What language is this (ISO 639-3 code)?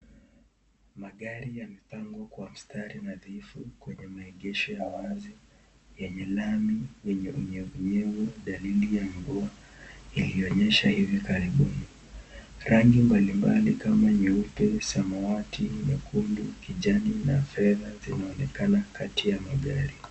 swa